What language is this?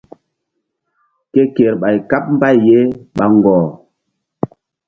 Mbum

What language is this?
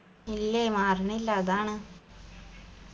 Malayalam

